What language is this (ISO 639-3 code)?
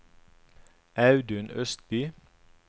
nor